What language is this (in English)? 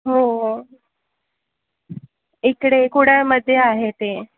Marathi